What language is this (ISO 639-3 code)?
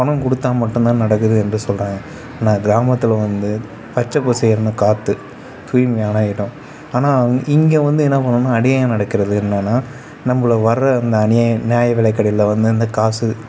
tam